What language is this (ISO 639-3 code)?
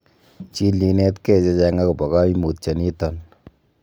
kln